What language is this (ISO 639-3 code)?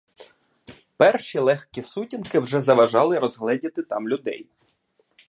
ukr